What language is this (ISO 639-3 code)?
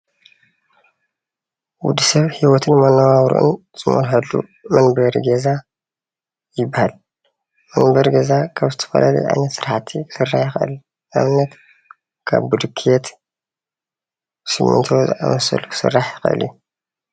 tir